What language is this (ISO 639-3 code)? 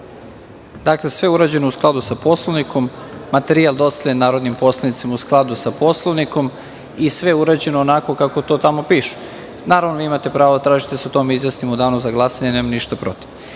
srp